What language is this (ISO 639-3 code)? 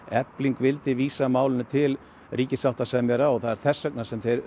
isl